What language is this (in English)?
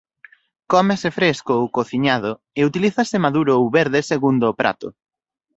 Galician